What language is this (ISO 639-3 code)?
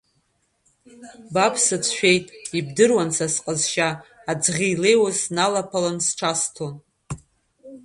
abk